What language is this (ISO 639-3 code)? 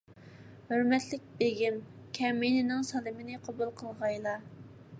uig